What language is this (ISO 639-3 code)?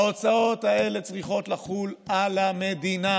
heb